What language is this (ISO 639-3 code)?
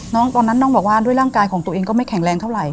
tha